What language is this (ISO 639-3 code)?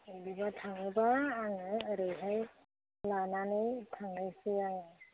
brx